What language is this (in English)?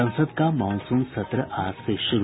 Hindi